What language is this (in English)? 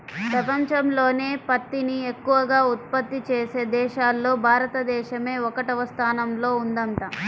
Telugu